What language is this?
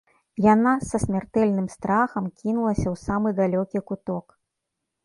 Belarusian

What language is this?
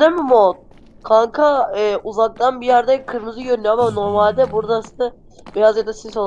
Turkish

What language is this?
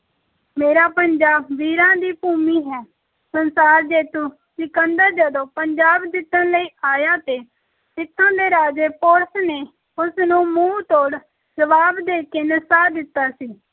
Punjabi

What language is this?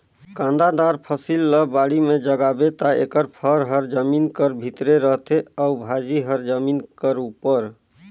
Chhattisgarhi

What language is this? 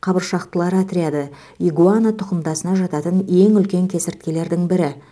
Kazakh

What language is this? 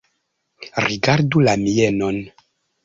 Esperanto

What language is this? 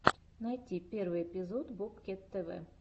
Russian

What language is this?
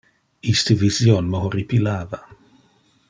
Interlingua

